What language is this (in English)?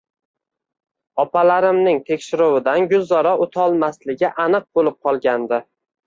Uzbek